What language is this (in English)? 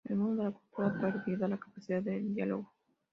Spanish